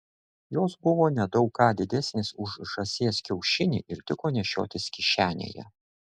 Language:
Lithuanian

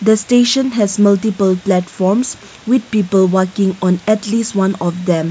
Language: English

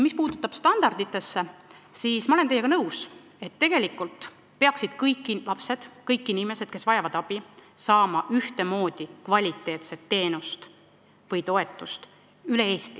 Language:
Estonian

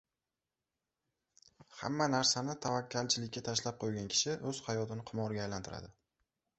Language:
Uzbek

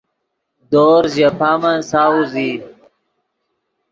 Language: Yidgha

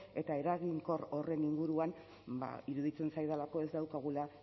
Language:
Basque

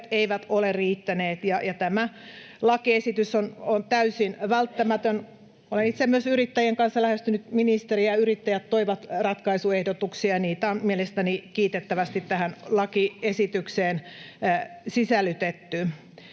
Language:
Finnish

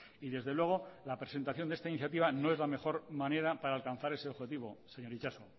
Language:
Spanish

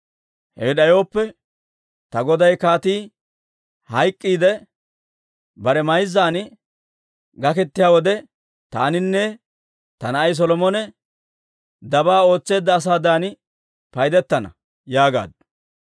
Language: Dawro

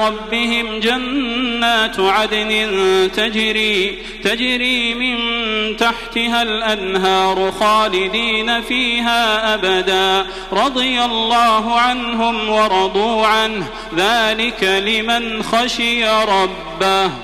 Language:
Arabic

